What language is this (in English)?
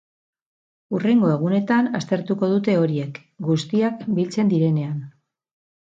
Basque